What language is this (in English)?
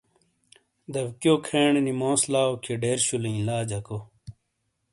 Shina